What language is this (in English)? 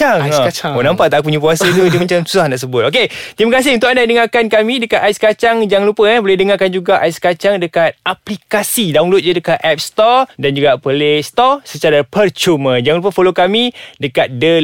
Malay